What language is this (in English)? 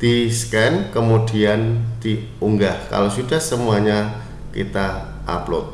Indonesian